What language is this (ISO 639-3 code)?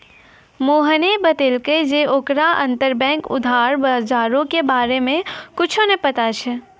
mai